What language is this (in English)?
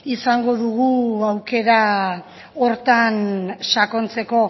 Basque